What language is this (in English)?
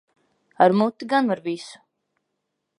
Latvian